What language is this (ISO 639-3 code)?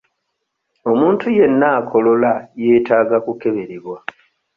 lug